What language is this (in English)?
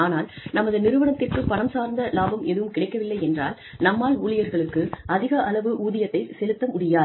Tamil